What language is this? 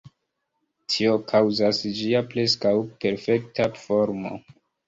Esperanto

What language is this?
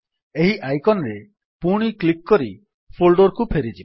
Odia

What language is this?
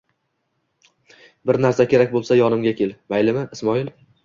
Uzbek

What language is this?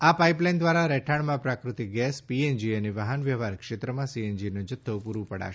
Gujarati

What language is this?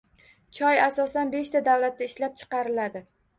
Uzbek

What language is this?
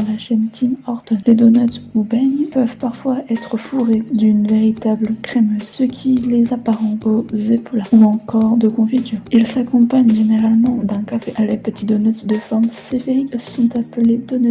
French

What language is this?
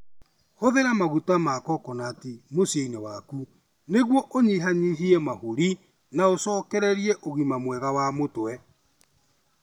Kikuyu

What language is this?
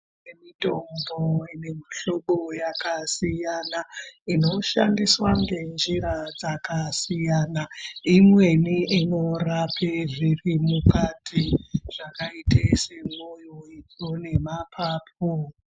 Ndau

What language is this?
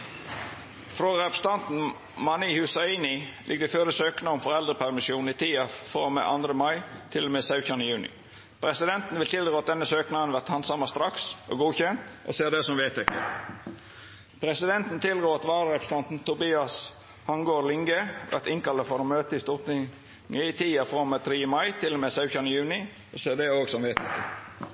Norwegian Nynorsk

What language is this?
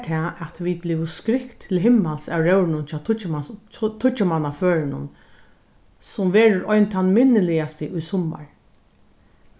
Faroese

